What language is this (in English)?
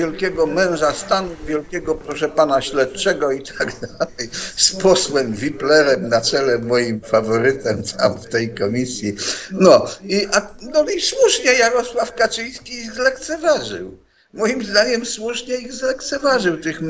Polish